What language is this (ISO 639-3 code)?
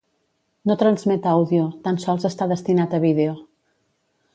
cat